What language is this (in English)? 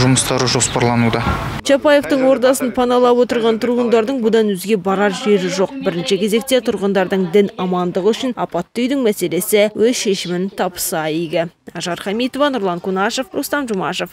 Russian